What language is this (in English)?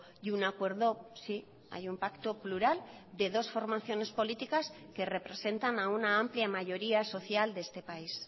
Spanish